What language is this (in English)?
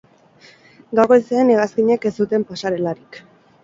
Basque